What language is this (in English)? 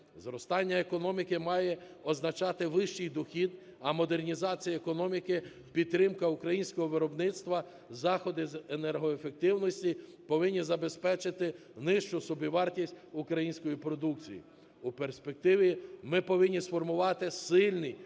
Ukrainian